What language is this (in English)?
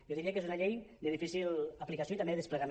Catalan